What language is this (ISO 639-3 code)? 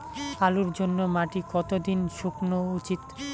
ben